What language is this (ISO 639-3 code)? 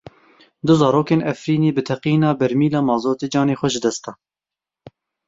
kur